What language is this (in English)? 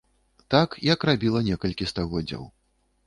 Belarusian